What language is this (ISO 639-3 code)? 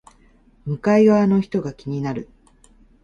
jpn